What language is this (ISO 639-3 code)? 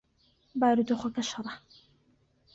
ckb